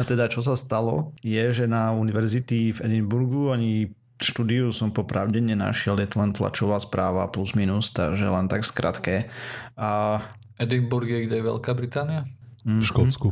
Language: Slovak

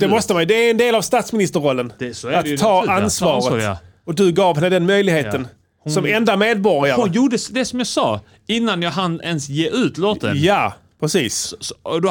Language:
Swedish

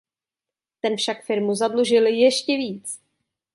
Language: Czech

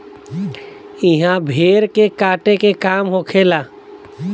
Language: Bhojpuri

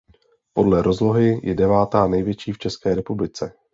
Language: Czech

